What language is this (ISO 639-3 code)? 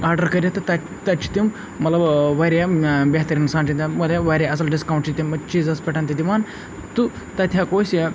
kas